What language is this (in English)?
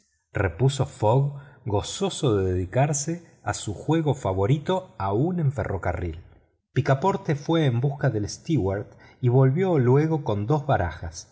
Spanish